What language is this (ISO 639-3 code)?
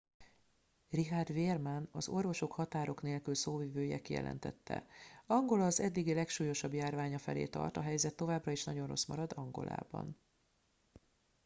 hun